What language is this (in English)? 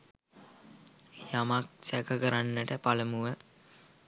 Sinhala